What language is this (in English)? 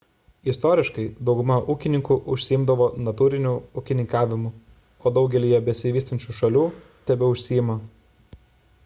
Lithuanian